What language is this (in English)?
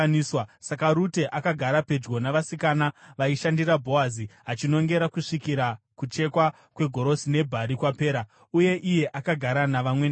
Shona